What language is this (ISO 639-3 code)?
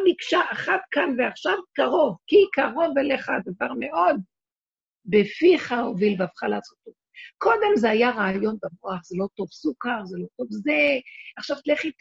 heb